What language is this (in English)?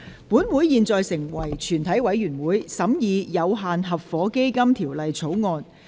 Cantonese